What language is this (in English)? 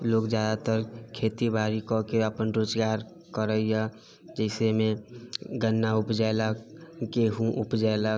Maithili